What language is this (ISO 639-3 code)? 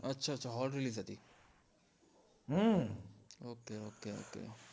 guj